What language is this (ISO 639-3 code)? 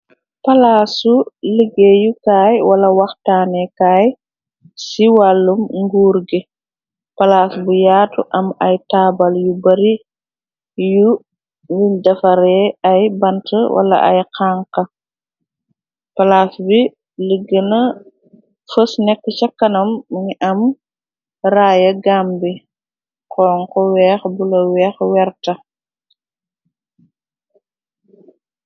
wol